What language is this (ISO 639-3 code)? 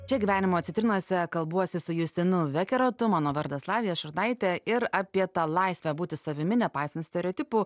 lit